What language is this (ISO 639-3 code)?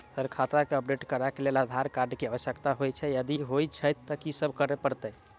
mai